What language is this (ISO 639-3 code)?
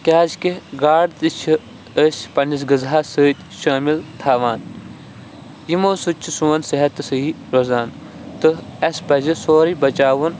kas